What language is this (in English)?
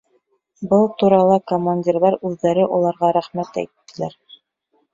Bashkir